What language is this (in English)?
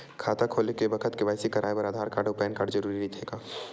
Chhattisgarhi